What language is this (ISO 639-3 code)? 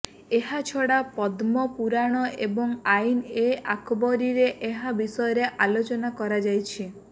ori